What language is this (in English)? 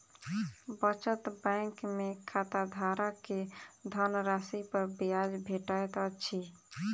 Maithili